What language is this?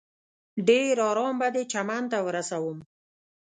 Pashto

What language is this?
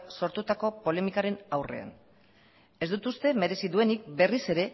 Basque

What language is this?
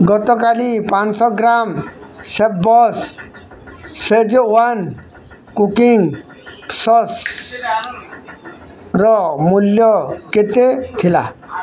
Odia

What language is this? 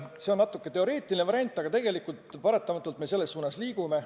Estonian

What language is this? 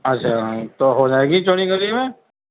Urdu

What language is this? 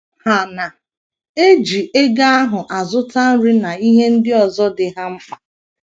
Igbo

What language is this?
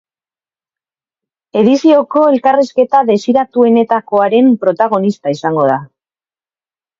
Basque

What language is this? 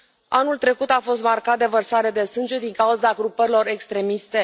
Romanian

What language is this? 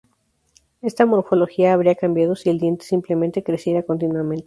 Spanish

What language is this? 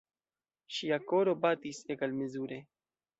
Esperanto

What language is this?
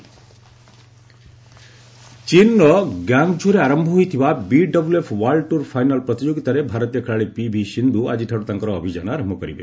Odia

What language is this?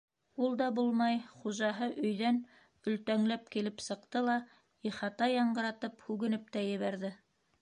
Bashkir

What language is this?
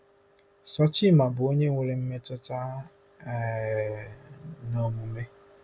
Igbo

